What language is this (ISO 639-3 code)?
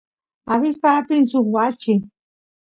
qus